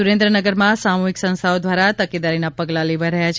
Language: Gujarati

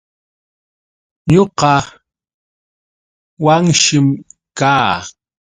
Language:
Yauyos Quechua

